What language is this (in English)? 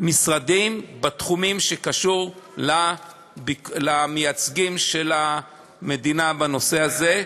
Hebrew